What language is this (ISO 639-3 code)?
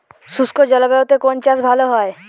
ben